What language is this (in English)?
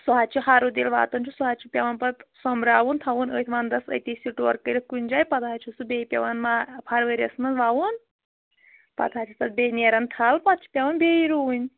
Kashmiri